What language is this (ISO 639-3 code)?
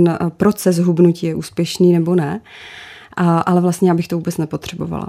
ces